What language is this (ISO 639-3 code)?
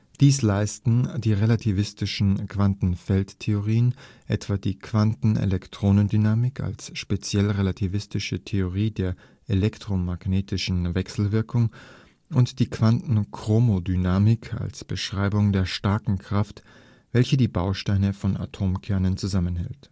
deu